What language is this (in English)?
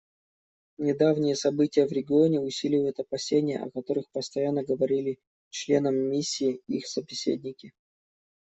Russian